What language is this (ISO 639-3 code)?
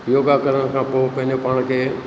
snd